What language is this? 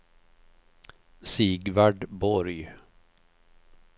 Swedish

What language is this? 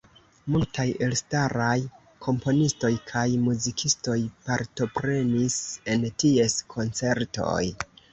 Esperanto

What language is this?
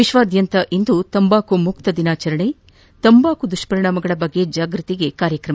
Kannada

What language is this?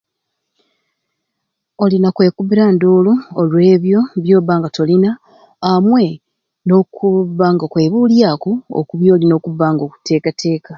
Ruuli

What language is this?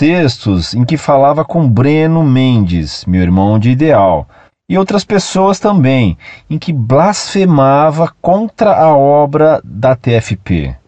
Portuguese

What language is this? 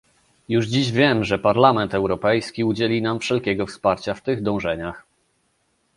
Polish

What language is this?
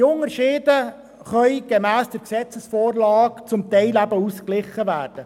Swiss German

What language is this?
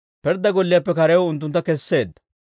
Dawro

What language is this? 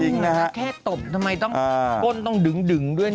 Thai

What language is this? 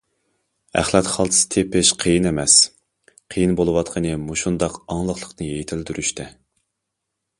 Uyghur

